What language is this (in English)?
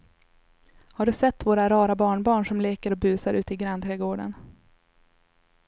Swedish